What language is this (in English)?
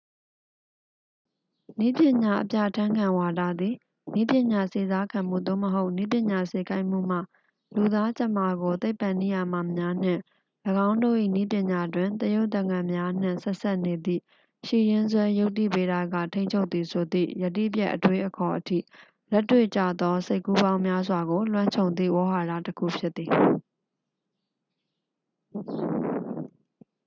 Burmese